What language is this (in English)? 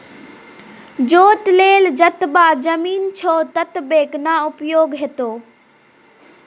Maithili